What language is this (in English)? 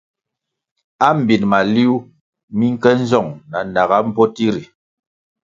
Kwasio